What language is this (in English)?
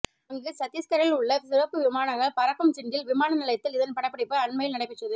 Tamil